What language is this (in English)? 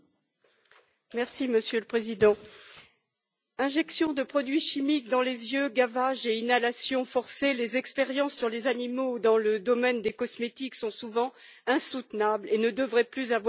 French